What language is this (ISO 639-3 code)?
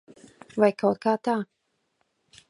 lav